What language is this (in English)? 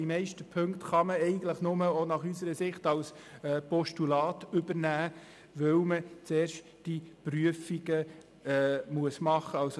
Swiss German